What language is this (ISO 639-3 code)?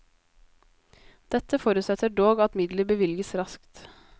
nor